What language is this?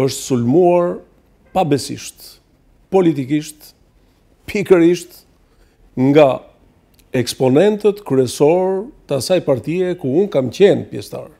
Romanian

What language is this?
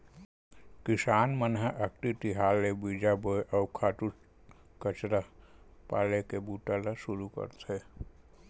Chhattisgarhi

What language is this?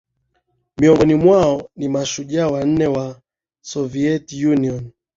Swahili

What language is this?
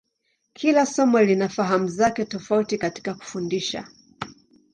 Swahili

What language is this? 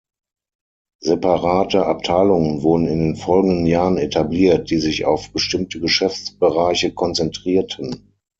German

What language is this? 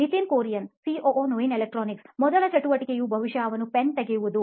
Kannada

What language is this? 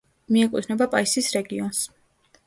Georgian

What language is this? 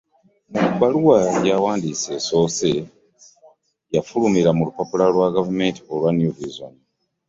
Ganda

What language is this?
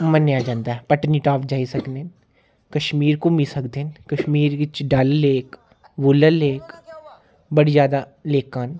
Dogri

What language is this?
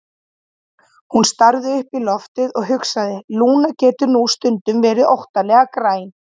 Icelandic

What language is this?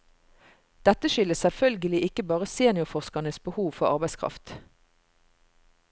Norwegian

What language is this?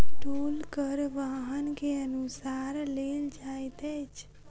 Maithili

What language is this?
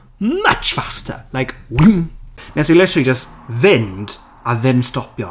Welsh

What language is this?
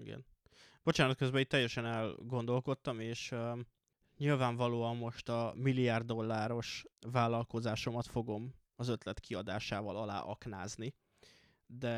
Hungarian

